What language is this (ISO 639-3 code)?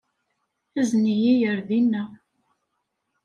kab